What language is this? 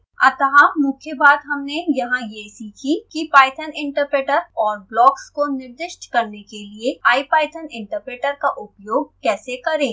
Hindi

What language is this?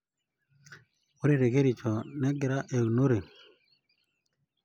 Masai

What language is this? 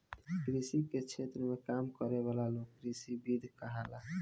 Bhojpuri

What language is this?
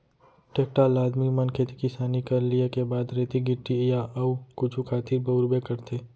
Chhattisgarhi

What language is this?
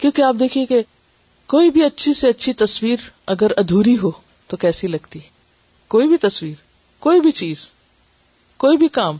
Urdu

